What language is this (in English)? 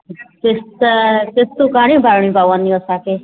Sindhi